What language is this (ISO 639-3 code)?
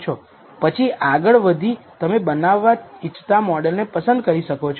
guj